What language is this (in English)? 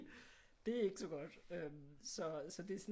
Danish